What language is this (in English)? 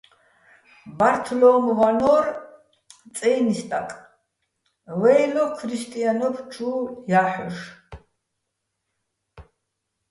Bats